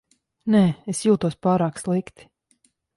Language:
Latvian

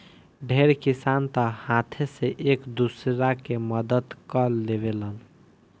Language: Bhojpuri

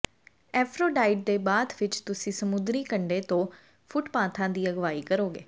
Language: Punjabi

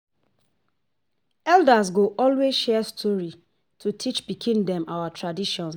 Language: Nigerian Pidgin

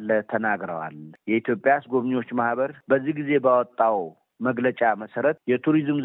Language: Amharic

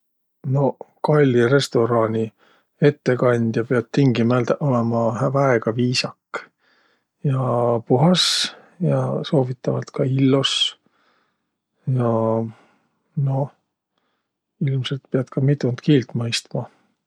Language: Võro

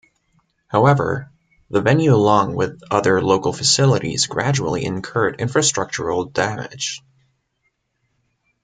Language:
English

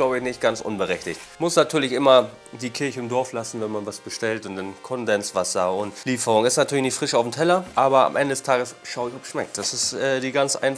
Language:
German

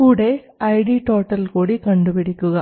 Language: Malayalam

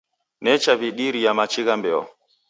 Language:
Taita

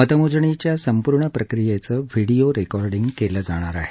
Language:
Marathi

